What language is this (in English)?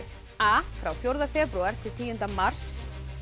Icelandic